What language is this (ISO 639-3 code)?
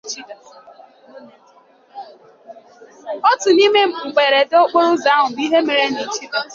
ibo